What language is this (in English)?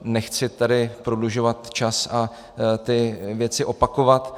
Czech